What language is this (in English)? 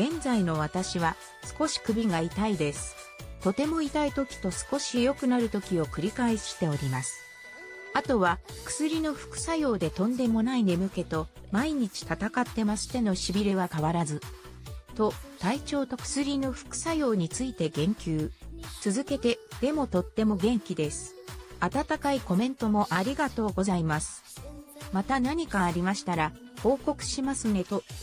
Japanese